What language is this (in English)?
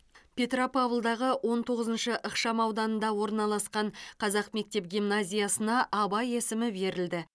Kazakh